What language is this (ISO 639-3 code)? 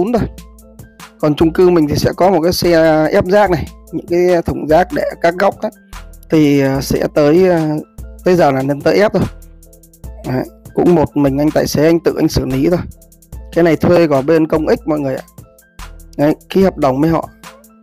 vie